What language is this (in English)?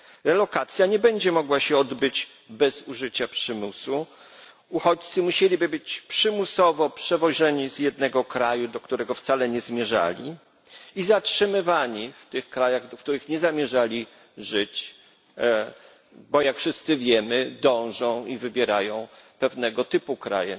Polish